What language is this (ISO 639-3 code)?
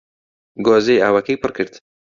ckb